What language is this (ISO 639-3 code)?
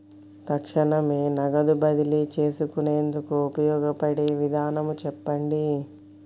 tel